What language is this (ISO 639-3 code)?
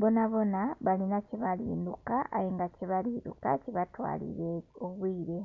xog